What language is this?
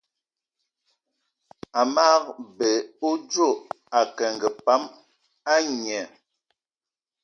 Eton (Cameroon)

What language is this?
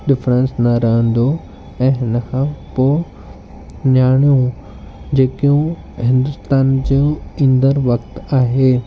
Sindhi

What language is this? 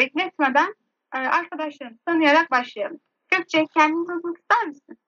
Turkish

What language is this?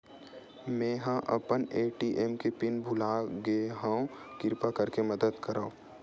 Chhattisgarhi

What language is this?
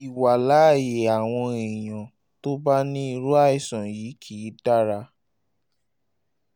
Yoruba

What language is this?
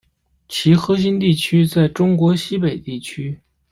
Chinese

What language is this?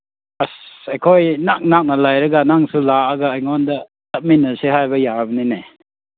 Manipuri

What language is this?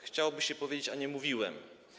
Polish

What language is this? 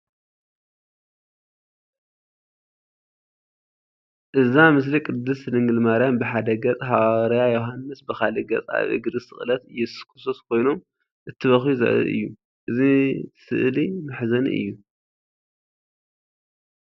Tigrinya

